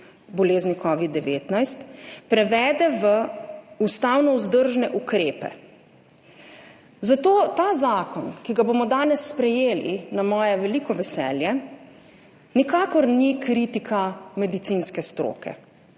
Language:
Slovenian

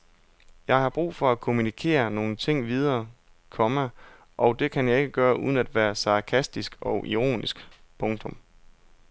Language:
Danish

